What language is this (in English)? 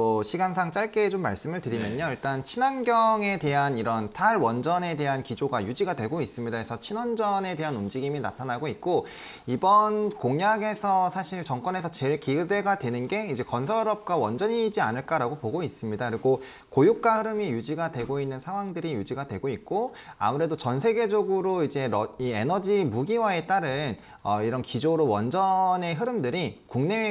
Korean